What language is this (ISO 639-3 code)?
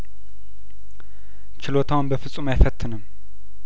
amh